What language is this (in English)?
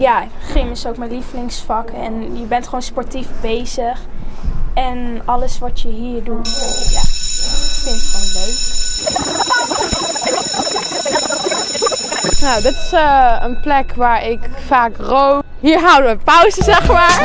Dutch